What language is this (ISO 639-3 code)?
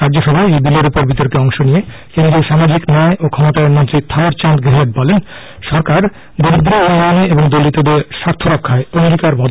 ben